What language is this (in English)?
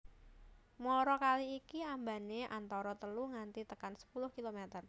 Javanese